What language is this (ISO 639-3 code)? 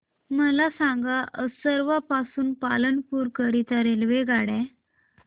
mar